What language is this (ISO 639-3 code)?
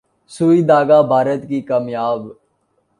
urd